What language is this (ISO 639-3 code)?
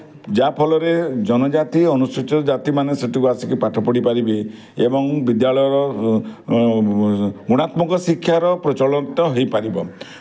ori